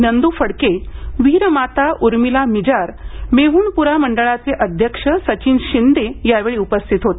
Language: Marathi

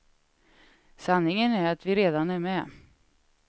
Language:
Swedish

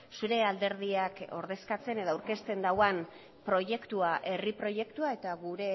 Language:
Basque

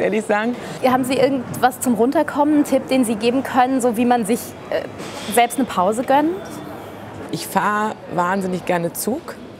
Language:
German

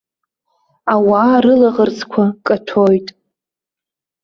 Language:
Abkhazian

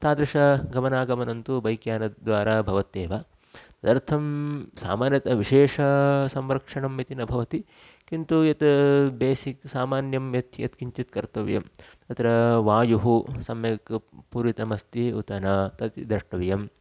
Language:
Sanskrit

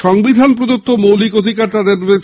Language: Bangla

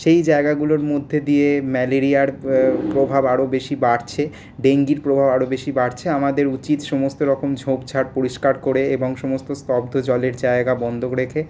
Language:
Bangla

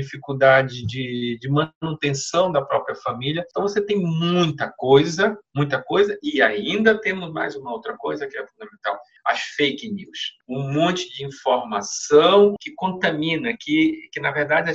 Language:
Portuguese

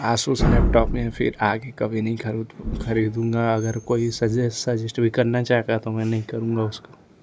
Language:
Hindi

